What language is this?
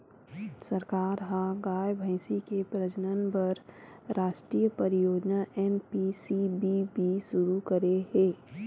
Chhattisgarhi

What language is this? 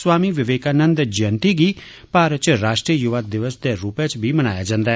Dogri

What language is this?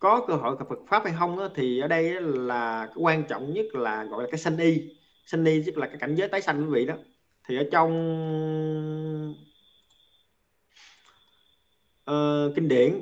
Vietnamese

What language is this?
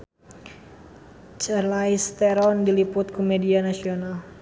Sundanese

